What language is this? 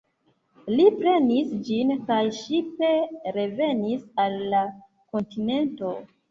Esperanto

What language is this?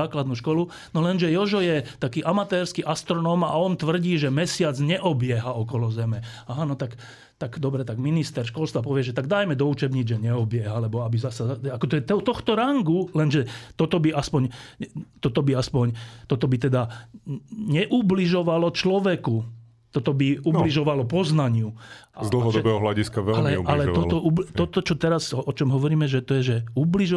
Slovak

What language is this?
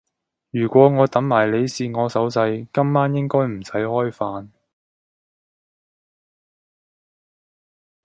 Cantonese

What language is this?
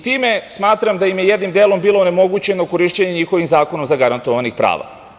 Serbian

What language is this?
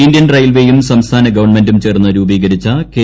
Malayalam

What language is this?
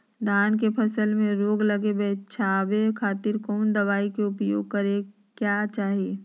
Magahi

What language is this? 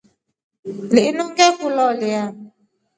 Rombo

